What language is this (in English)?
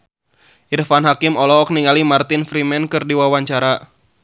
Sundanese